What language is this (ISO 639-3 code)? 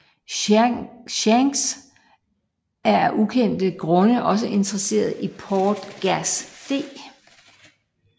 dan